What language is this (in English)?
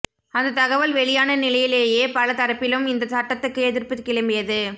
Tamil